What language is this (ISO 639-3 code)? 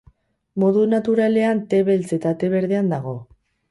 eus